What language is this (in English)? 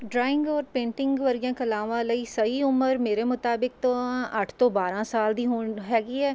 Punjabi